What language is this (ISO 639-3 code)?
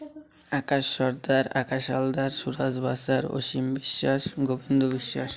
ori